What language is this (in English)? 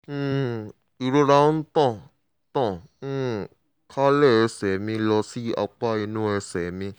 Yoruba